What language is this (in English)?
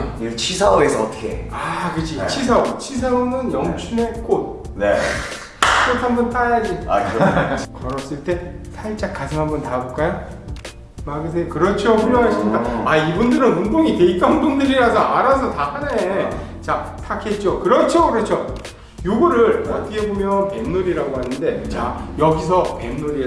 Korean